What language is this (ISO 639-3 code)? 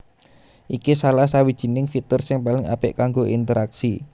jav